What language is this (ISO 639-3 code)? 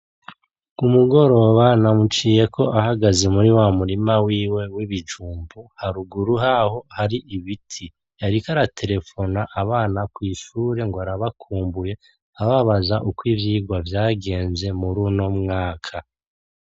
run